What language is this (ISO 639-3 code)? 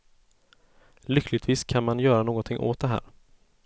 swe